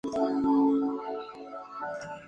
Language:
Spanish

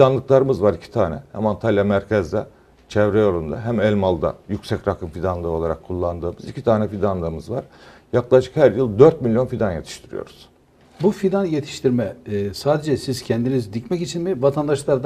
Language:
Turkish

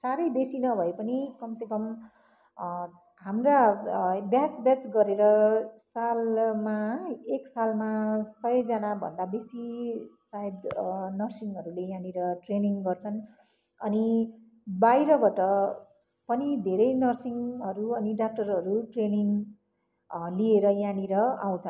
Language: Nepali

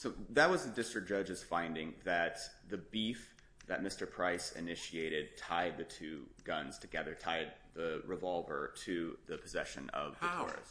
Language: English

